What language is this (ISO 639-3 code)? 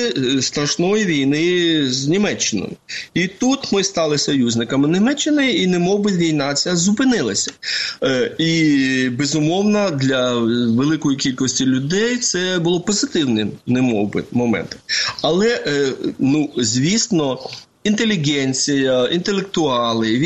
ukr